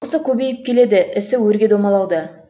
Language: Kazakh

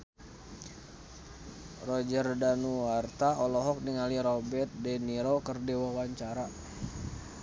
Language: Sundanese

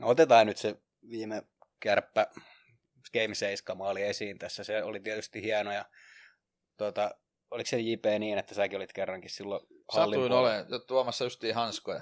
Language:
Finnish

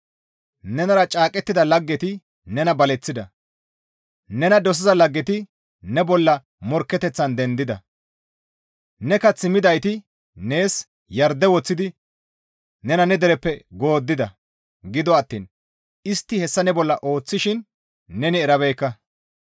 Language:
Gamo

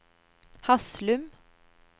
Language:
Norwegian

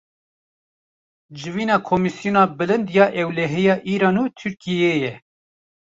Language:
Kurdish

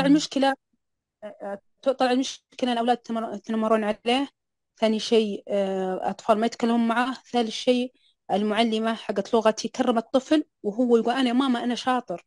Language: Arabic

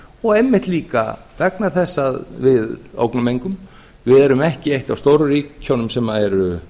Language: Icelandic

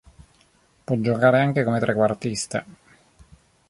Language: Italian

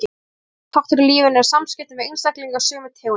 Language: Icelandic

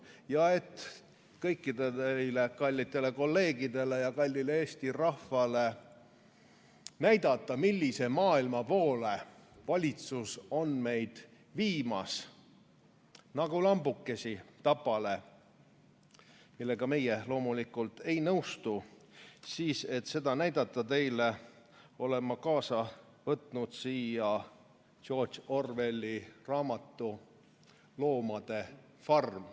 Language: Estonian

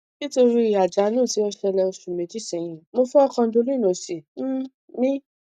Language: Yoruba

